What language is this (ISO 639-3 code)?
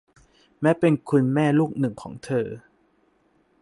tha